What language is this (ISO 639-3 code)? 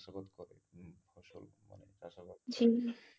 ben